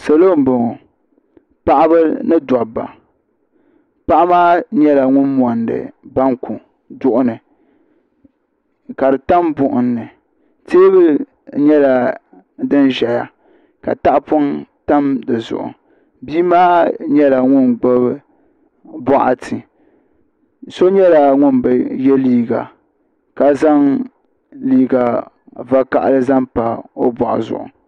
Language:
Dagbani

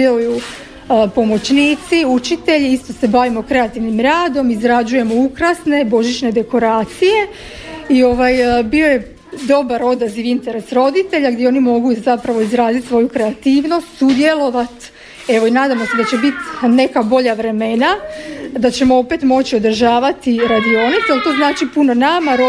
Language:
Croatian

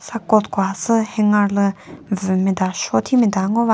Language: Chokri Naga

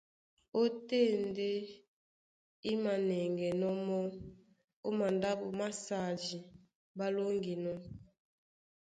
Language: Duala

